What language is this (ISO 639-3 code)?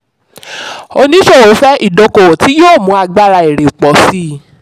yor